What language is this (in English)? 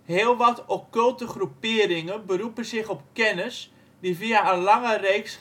Dutch